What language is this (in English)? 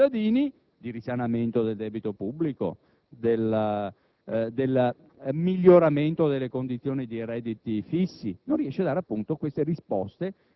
Italian